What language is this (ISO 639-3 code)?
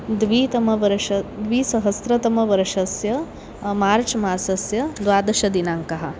san